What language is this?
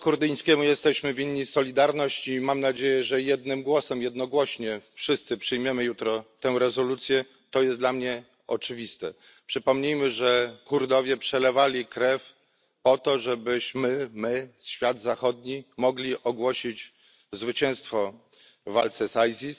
Polish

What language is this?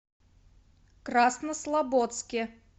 Russian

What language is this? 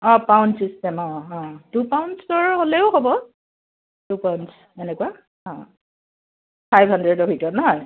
Assamese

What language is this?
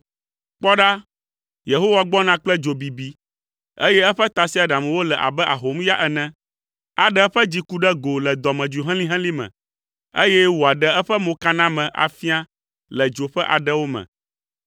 Ewe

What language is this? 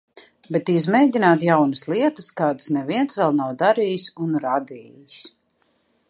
Latvian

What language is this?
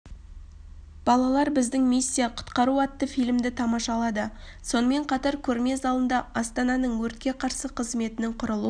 Kazakh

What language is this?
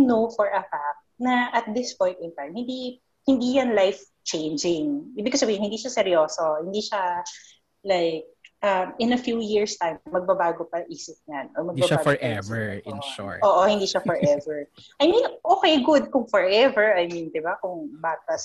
Filipino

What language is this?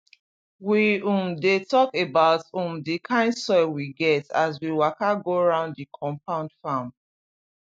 Nigerian Pidgin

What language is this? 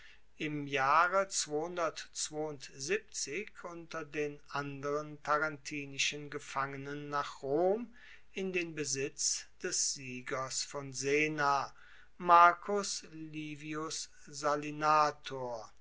German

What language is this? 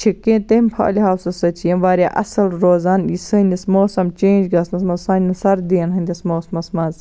Kashmiri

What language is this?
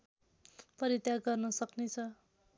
Nepali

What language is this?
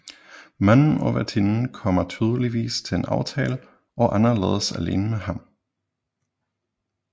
Danish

